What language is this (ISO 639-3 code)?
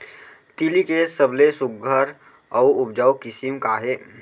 hne